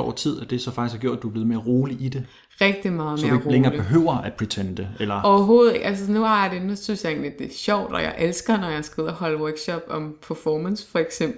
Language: Danish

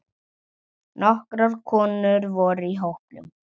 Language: Icelandic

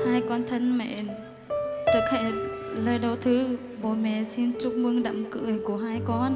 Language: Vietnamese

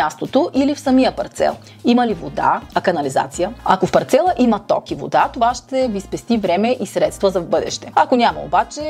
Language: Bulgarian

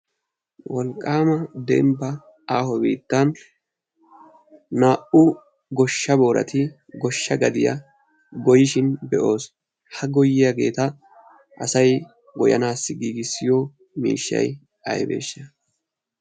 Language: Wolaytta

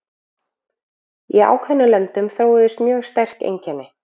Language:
Icelandic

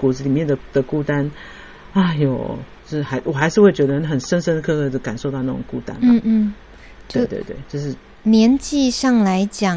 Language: Chinese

